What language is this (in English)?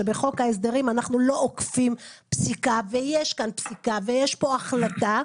Hebrew